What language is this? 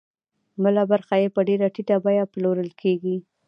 Pashto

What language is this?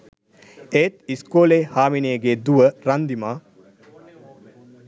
Sinhala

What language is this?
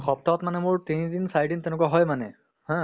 Assamese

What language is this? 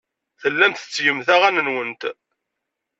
Kabyle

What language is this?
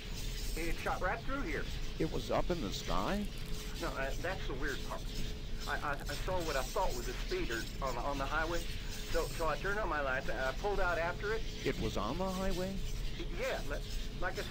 German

